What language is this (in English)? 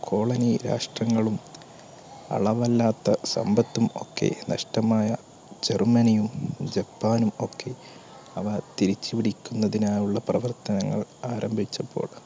Malayalam